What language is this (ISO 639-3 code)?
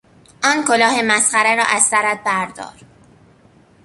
fas